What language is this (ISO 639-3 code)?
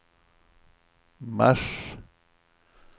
swe